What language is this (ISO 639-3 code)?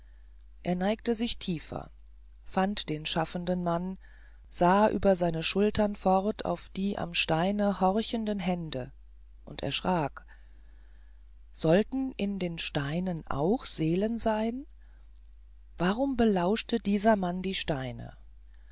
deu